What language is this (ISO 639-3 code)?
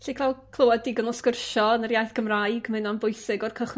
cym